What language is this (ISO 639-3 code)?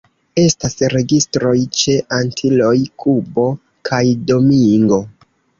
epo